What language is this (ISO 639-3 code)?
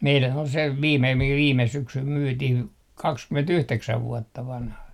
fin